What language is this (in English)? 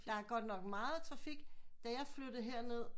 Danish